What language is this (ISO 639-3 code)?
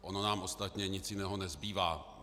ces